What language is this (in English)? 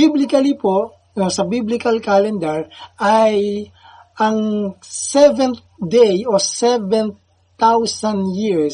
Filipino